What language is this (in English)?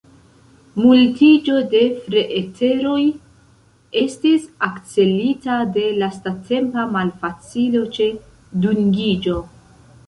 Esperanto